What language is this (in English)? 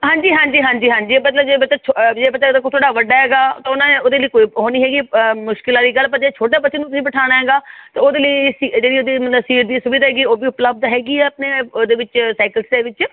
Punjabi